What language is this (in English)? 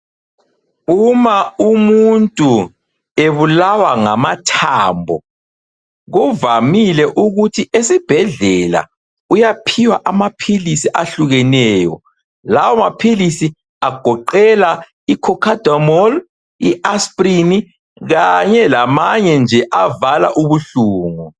North Ndebele